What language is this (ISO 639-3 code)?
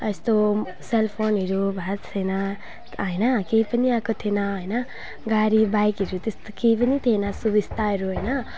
nep